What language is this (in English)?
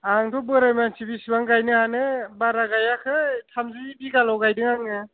Bodo